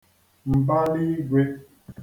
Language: Igbo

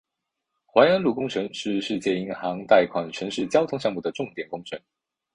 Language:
Chinese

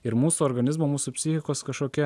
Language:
Lithuanian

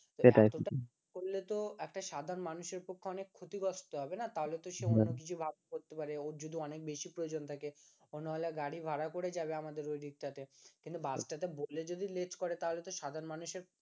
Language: Bangla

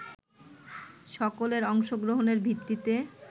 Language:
Bangla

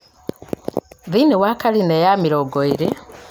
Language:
Kikuyu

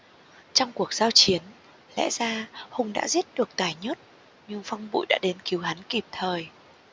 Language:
Vietnamese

